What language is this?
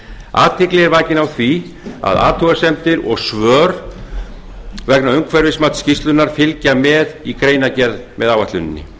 Icelandic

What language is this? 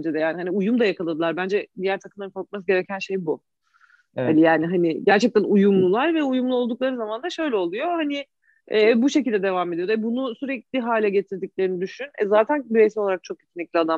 Turkish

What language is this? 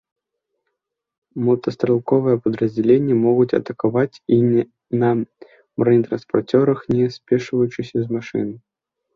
Belarusian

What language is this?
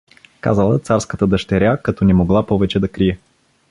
Bulgarian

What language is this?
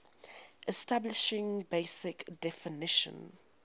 English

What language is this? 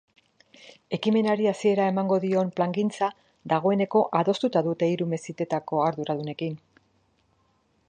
Basque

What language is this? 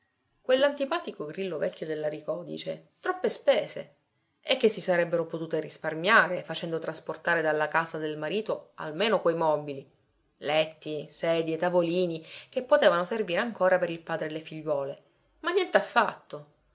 Italian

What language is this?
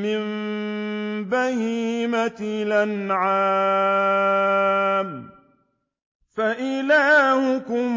Arabic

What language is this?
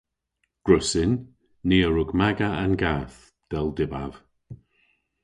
Cornish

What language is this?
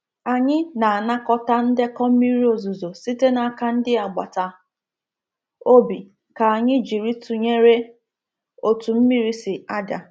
Igbo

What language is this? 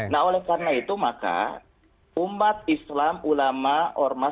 Indonesian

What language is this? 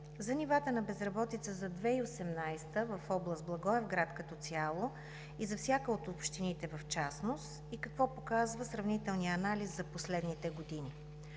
Bulgarian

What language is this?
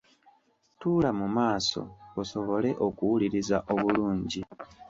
Ganda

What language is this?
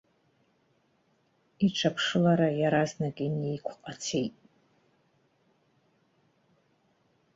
Abkhazian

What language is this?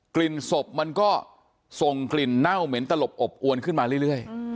Thai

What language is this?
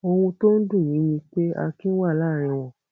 Yoruba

